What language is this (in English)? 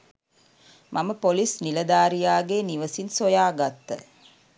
Sinhala